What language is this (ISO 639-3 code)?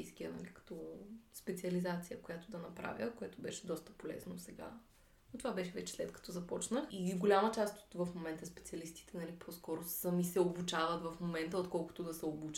bul